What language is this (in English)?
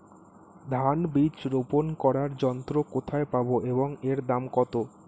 Bangla